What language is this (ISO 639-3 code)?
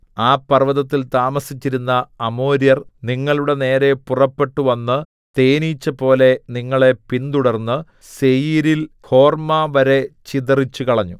mal